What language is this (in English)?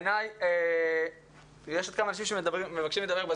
Hebrew